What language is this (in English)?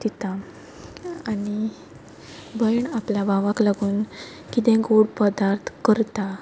Konkani